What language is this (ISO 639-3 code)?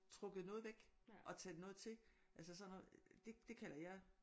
dan